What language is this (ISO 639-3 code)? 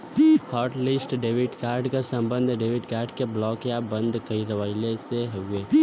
bho